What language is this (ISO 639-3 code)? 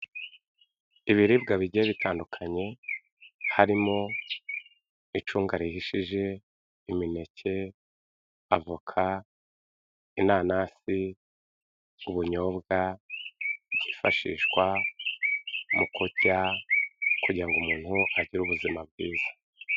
kin